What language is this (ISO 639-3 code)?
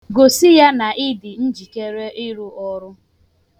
ibo